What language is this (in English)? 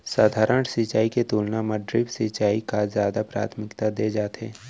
Chhattisgarhi